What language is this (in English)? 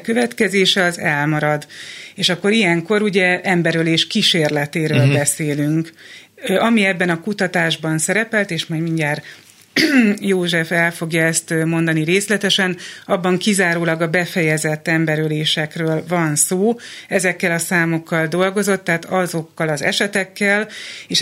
Hungarian